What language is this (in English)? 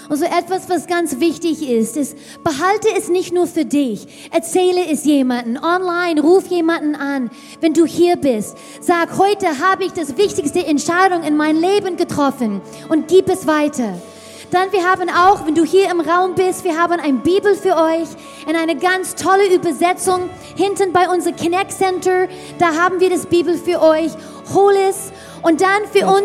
German